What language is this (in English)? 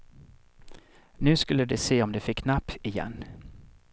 Swedish